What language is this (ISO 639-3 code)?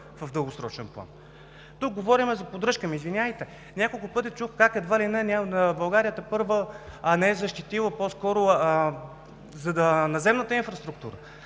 bul